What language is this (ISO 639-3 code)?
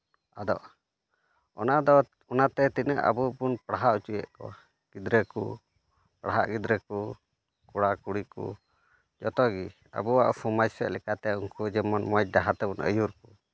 sat